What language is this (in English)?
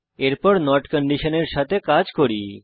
Bangla